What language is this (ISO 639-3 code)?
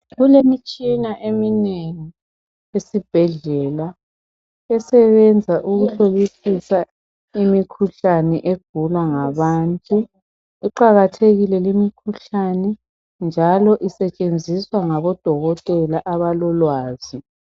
nde